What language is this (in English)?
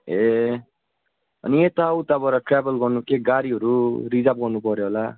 Nepali